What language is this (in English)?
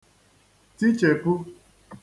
Igbo